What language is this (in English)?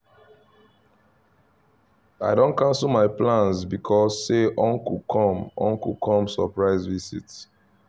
Nigerian Pidgin